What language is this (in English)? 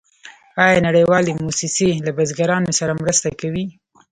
Pashto